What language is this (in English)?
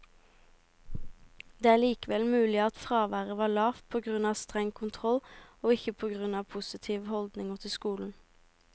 Norwegian